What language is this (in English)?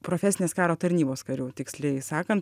Lithuanian